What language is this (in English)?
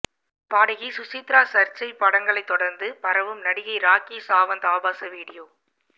Tamil